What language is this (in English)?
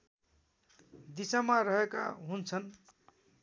Nepali